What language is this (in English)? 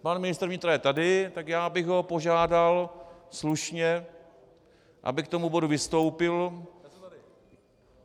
Czech